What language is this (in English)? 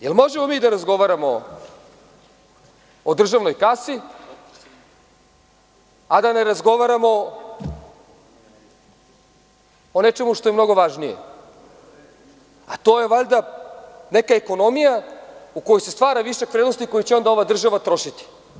Serbian